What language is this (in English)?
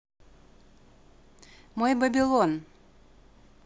Russian